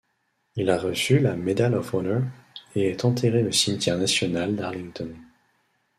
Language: French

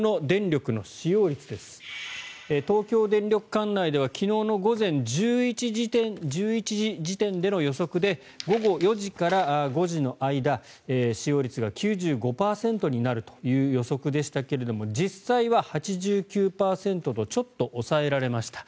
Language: Japanese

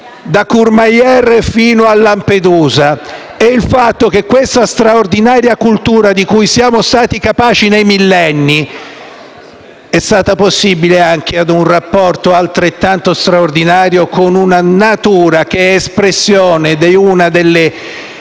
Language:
Italian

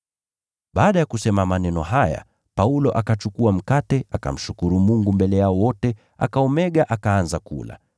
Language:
Swahili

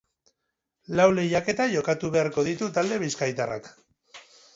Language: Basque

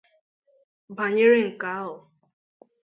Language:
Igbo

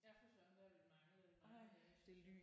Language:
Danish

